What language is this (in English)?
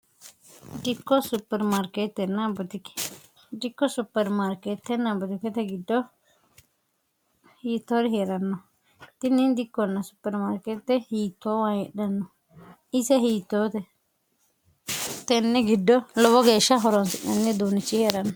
Sidamo